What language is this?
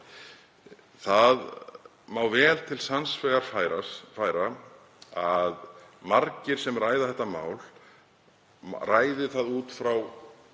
Icelandic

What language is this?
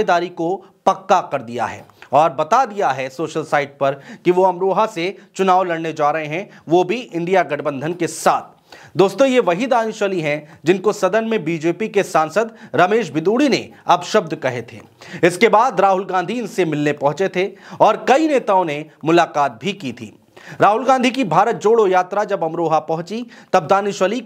Hindi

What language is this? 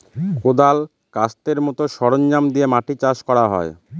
Bangla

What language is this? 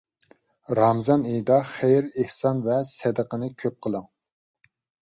Uyghur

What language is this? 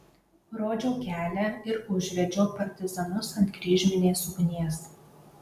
Lithuanian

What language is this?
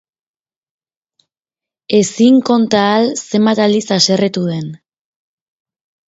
Basque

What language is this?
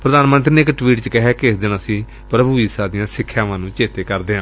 Punjabi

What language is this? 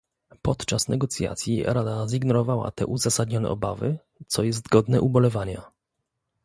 Polish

